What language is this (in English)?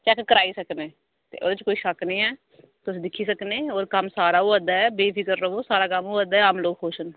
Dogri